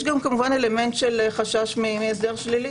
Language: Hebrew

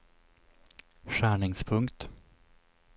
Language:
Swedish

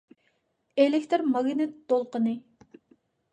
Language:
Uyghur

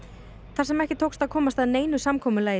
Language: Icelandic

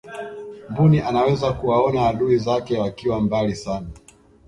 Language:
Swahili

